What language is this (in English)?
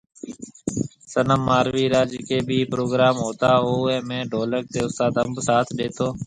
Marwari (Pakistan)